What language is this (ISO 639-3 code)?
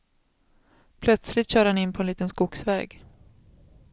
swe